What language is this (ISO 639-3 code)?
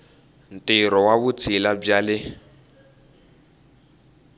tso